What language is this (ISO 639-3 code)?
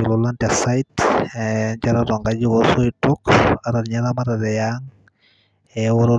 mas